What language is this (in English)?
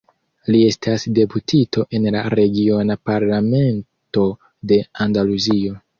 Esperanto